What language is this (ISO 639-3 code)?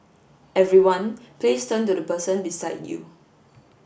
eng